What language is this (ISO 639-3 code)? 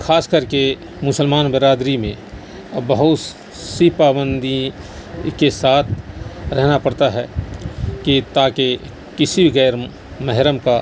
urd